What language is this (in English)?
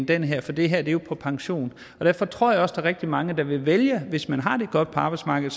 Danish